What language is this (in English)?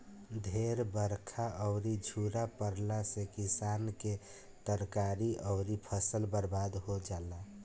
Bhojpuri